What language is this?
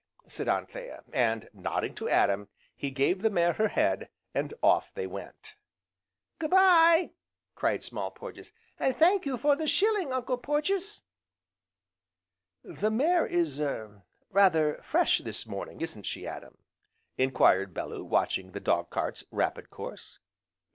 English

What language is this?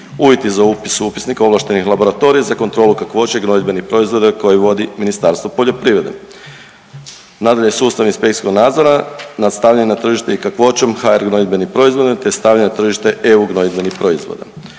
Croatian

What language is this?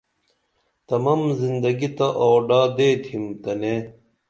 Dameli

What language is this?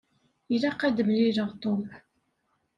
Kabyle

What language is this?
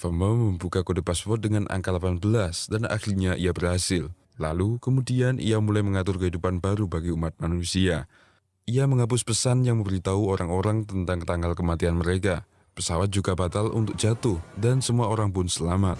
Indonesian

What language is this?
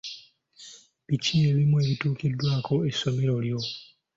Ganda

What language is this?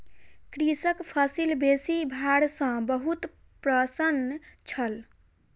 Maithili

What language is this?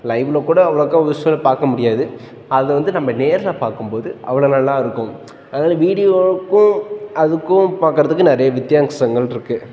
Tamil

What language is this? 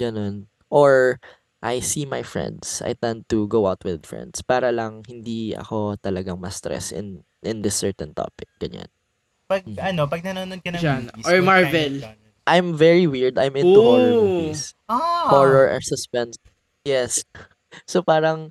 Filipino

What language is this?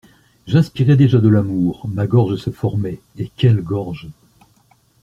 French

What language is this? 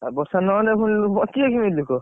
Odia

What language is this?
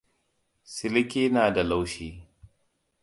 Hausa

